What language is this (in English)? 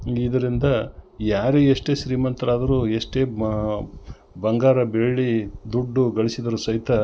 Kannada